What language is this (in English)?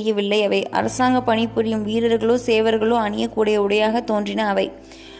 Tamil